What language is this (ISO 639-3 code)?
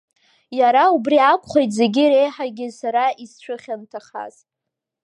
abk